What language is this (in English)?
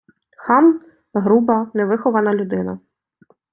Ukrainian